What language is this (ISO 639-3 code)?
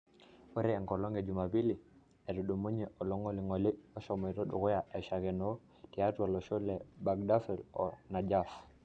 mas